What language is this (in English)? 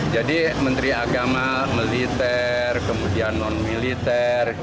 Indonesian